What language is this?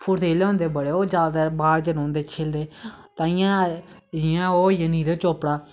Dogri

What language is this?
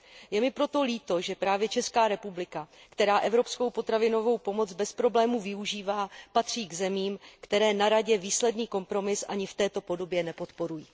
Czech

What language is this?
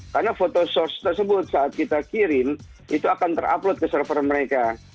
Indonesian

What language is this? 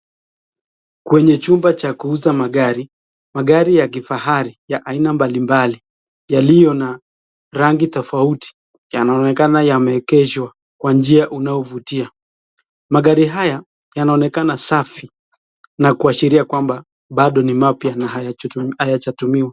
Swahili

